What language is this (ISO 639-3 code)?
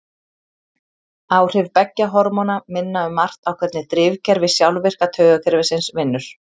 isl